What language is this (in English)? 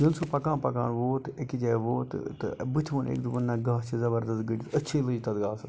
Kashmiri